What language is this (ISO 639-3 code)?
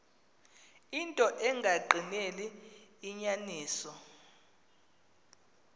xho